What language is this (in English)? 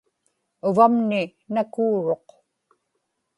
Inupiaq